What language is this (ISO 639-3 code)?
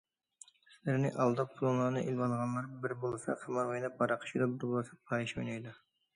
uig